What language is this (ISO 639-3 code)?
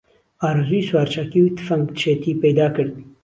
ckb